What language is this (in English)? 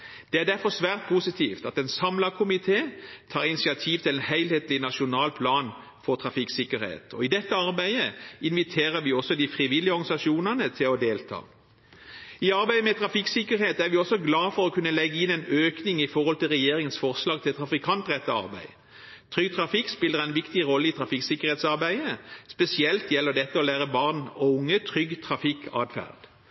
Norwegian Bokmål